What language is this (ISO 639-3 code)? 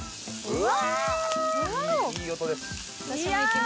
jpn